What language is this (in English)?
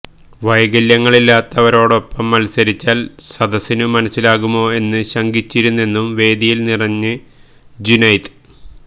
Malayalam